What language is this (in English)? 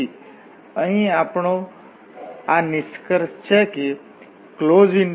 Gujarati